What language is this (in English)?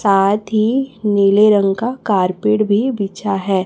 Hindi